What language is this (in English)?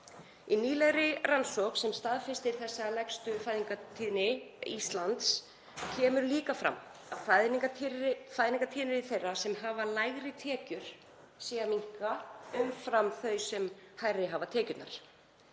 Icelandic